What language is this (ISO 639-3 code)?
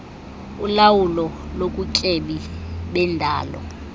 xho